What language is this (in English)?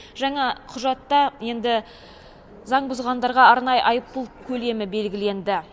Kazakh